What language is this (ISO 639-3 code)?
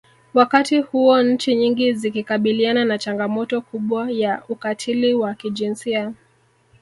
swa